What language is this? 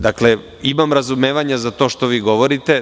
Serbian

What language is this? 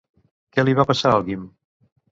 Catalan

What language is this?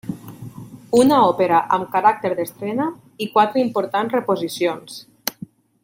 Catalan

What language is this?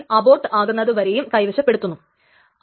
Malayalam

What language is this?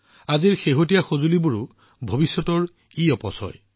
Assamese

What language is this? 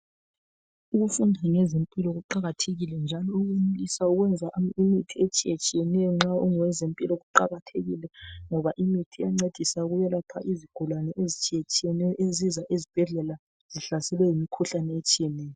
North Ndebele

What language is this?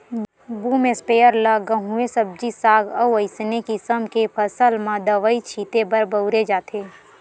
Chhattisgarhi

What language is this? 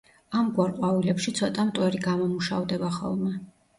Georgian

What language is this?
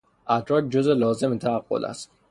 Persian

